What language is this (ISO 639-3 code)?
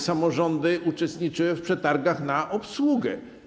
pol